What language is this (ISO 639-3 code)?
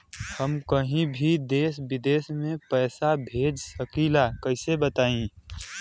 bho